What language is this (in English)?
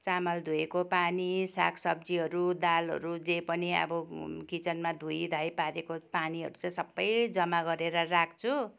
Nepali